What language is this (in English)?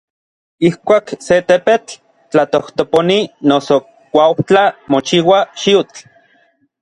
Orizaba Nahuatl